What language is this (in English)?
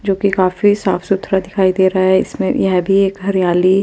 Hindi